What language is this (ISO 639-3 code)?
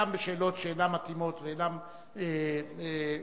heb